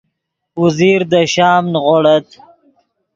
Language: Yidgha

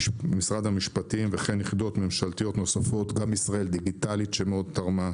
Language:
Hebrew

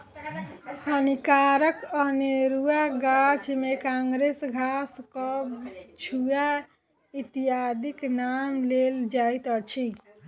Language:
Maithili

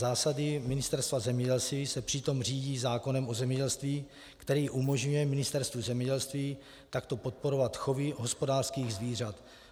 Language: Czech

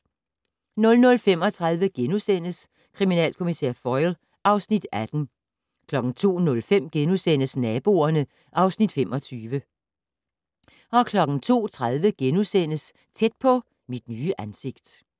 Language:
Danish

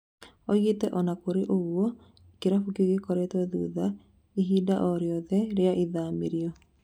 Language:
Kikuyu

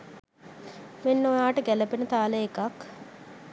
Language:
Sinhala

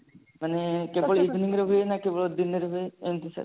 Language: Odia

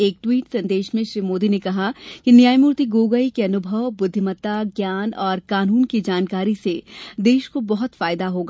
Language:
Hindi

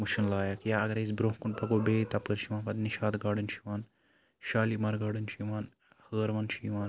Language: Kashmiri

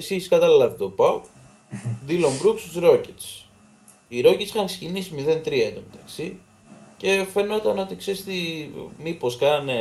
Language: Greek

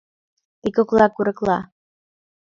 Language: Mari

